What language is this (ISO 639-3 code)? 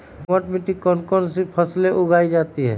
mag